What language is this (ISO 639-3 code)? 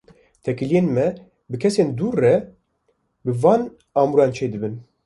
kur